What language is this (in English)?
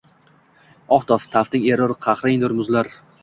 Uzbek